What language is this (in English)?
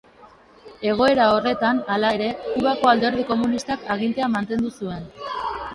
Basque